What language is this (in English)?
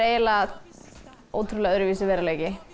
Icelandic